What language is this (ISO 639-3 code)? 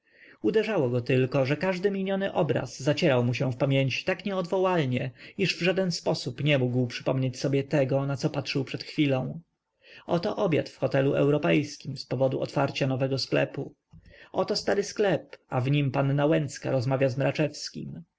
pol